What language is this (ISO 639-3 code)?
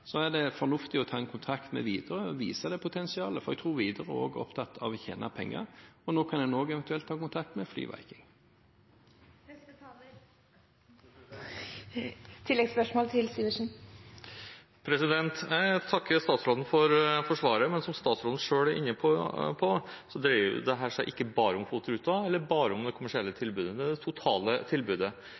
nob